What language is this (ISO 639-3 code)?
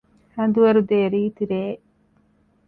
div